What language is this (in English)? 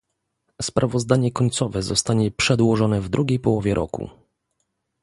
Polish